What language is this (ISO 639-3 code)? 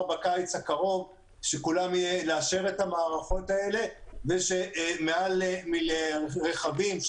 heb